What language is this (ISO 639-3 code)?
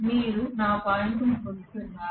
tel